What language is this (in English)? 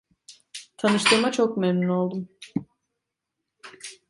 Turkish